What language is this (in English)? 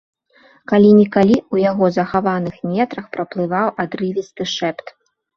Belarusian